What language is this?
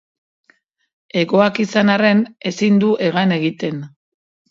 Basque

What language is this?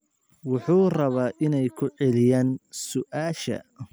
Somali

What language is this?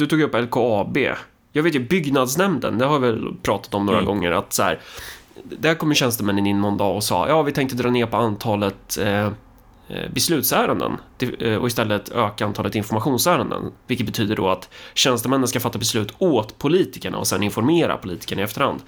Swedish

